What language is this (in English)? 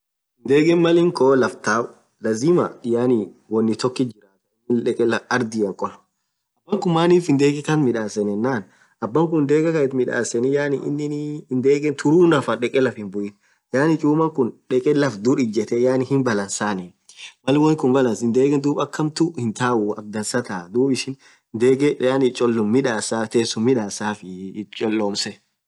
Orma